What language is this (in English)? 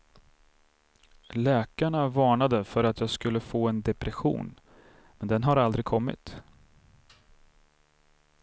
Swedish